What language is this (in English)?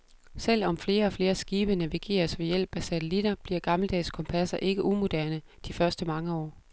Danish